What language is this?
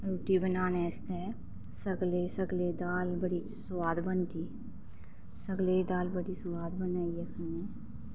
Dogri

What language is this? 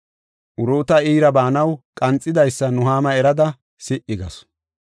Gofa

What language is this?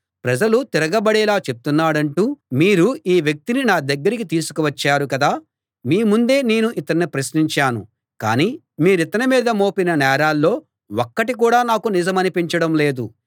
Telugu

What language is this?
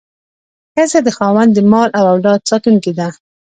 Pashto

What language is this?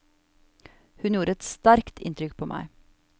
Norwegian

